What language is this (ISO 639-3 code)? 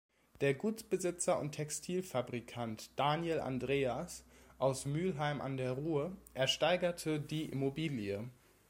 deu